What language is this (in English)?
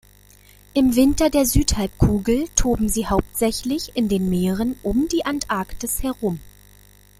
German